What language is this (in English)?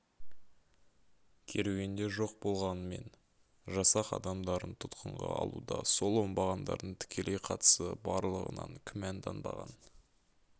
Kazakh